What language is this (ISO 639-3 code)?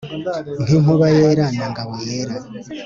kin